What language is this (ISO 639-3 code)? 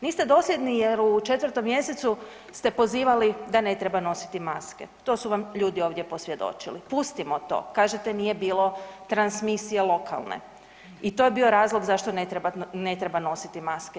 hrv